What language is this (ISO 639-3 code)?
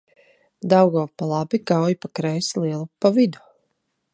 lav